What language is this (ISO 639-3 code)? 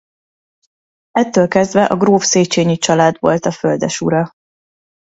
hun